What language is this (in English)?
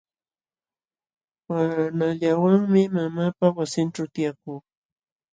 Jauja Wanca Quechua